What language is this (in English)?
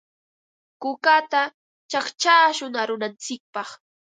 Ambo-Pasco Quechua